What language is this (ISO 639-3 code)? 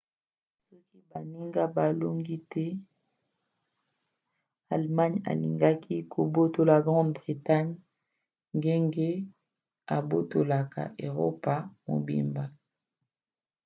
lin